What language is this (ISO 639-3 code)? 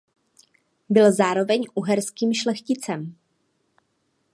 ces